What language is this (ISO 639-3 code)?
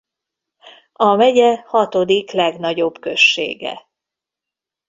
hun